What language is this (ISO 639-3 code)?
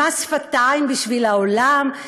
heb